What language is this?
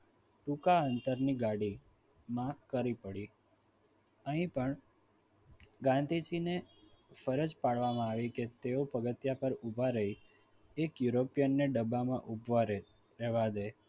Gujarati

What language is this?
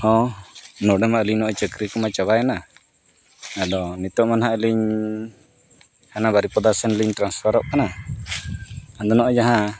Santali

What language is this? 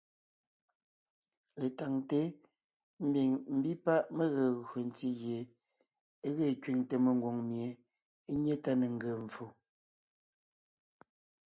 Ngiemboon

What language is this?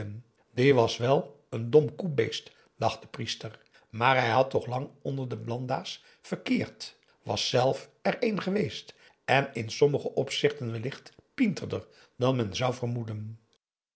Dutch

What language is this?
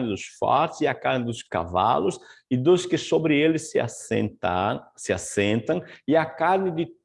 Portuguese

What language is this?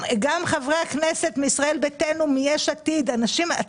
Hebrew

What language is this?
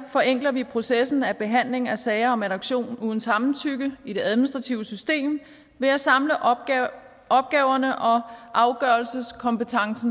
Danish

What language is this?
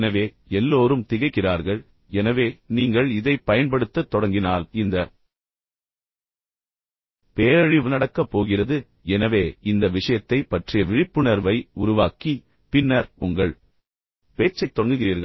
Tamil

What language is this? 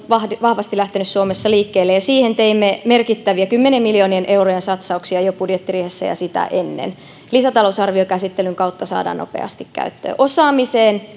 Finnish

